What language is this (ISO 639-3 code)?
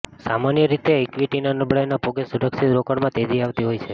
guj